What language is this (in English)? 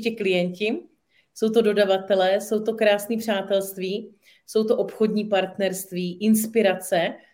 Czech